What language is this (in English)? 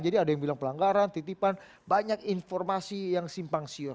Indonesian